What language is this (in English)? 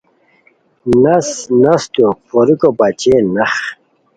Khowar